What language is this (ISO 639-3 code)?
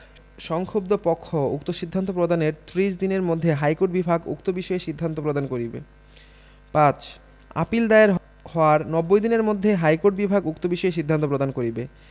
ben